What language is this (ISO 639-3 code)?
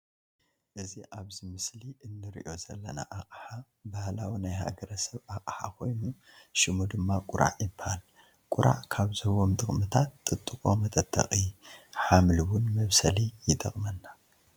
tir